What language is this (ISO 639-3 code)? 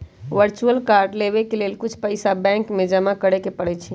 mag